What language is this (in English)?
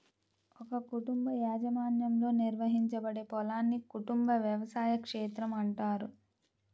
Telugu